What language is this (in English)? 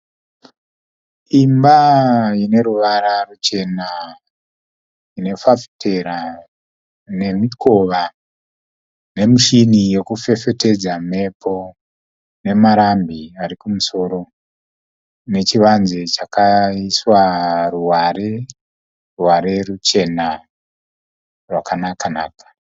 Shona